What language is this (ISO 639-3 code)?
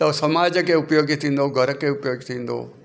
snd